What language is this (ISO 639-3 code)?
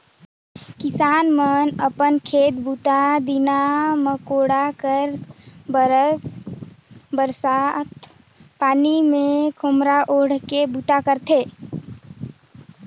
hne